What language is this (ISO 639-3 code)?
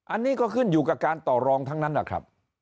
tha